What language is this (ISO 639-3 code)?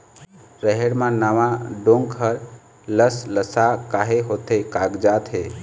hne